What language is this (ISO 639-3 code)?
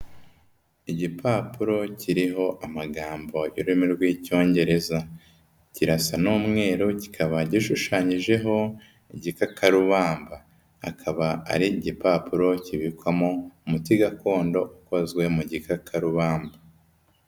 kin